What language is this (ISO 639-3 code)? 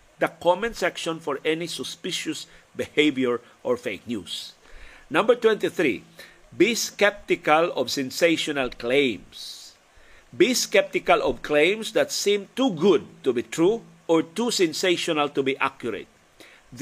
fil